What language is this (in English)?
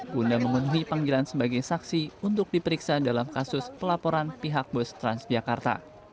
Indonesian